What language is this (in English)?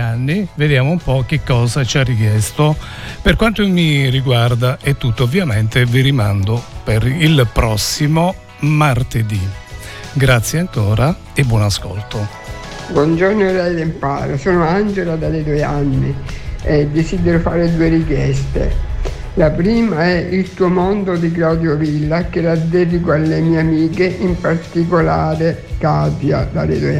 Italian